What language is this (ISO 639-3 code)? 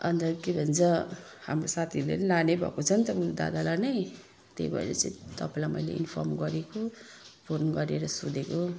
nep